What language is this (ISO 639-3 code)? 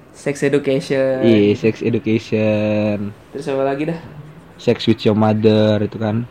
ind